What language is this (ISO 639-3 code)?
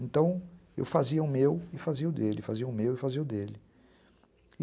por